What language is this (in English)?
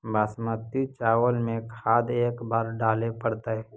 Magahi